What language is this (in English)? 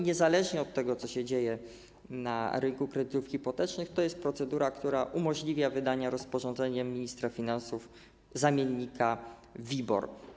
Polish